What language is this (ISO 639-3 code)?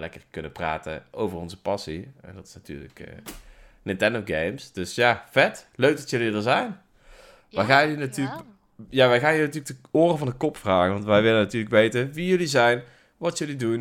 nld